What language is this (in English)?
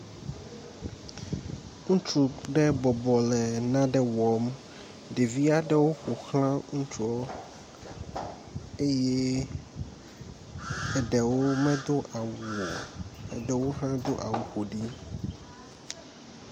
Ewe